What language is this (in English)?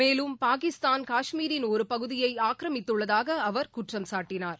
Tamil